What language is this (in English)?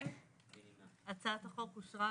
Hebrew